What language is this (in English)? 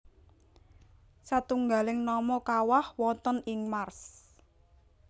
Javanese